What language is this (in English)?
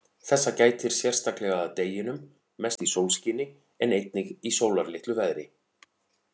Icelandic